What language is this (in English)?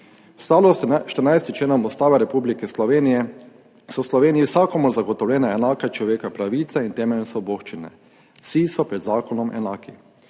Slovenian